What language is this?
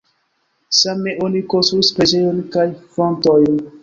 Esperanto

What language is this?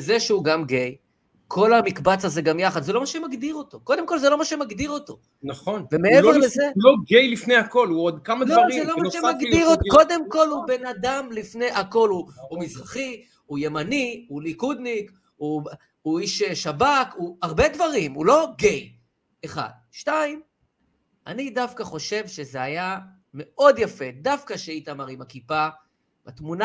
Hebrew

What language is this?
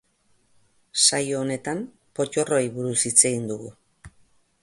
Basque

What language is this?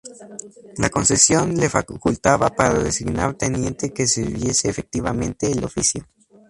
Spanish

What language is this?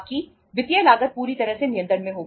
Hindi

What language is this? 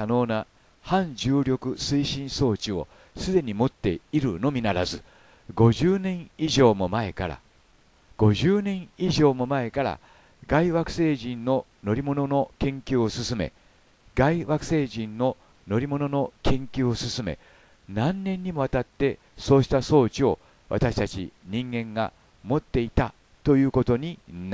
Japanese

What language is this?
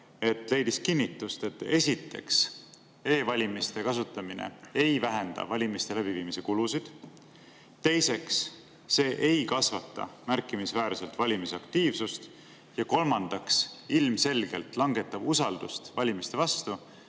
Estonian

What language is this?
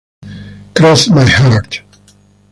Italian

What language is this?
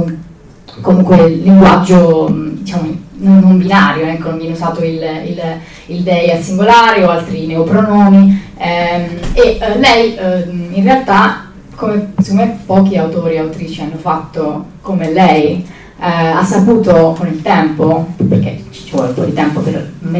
Italian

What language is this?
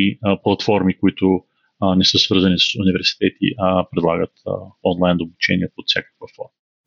Bulgarian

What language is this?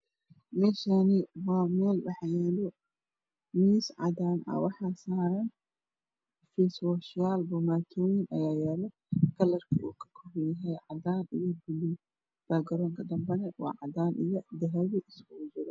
Somali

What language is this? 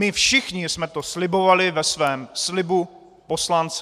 Czech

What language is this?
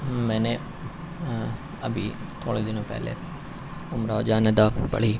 Urdu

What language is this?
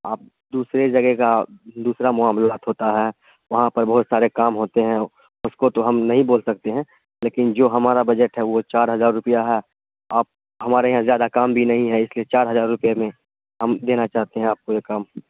Urdu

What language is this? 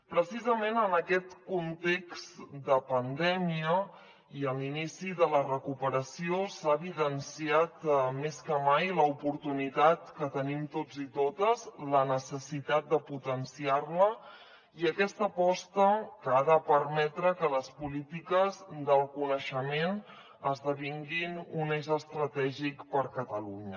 Catalan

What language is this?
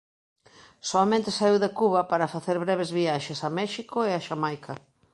Galician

